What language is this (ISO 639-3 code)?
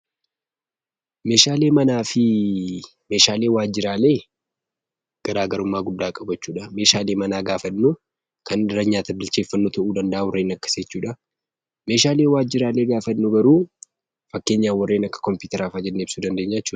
orm